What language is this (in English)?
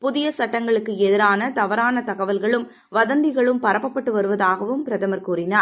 Tamil